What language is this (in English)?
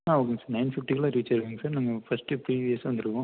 Tamil